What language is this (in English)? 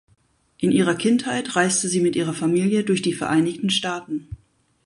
German